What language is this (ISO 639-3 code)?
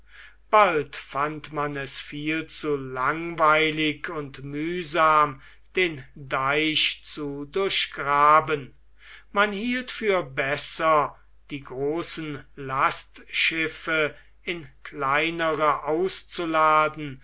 deu